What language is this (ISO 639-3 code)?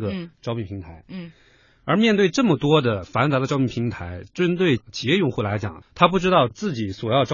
zho